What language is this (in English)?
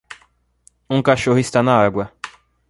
Portuguese